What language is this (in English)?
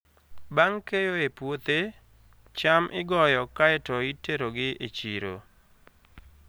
Luo (Kenya and Tanzania)